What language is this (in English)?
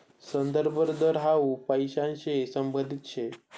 Marathi